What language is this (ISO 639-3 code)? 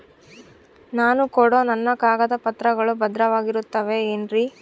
kan